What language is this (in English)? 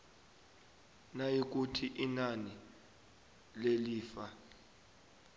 South Ndebele